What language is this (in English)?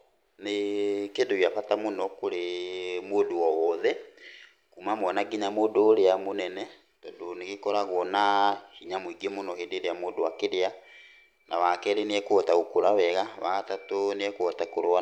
Kikuyu